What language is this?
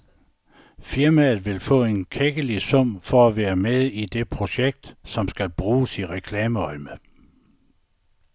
Danish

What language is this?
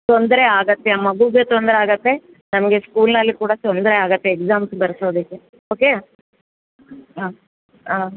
Kannada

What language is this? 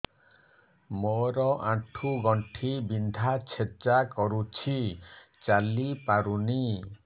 Odia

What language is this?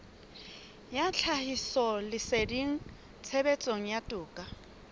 Southern Sotho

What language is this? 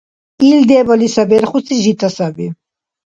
Dargwa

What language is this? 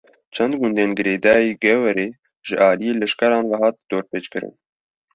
Kurdish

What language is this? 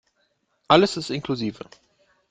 German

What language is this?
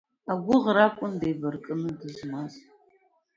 Abkhazian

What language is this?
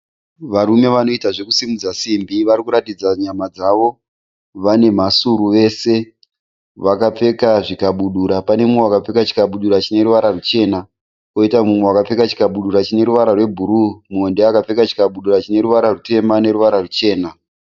Shona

